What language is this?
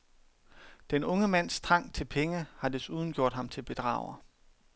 Danish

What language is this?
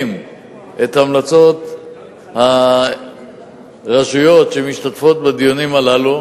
Hebrew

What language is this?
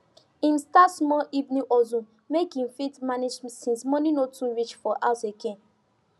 Nigerian Pidgin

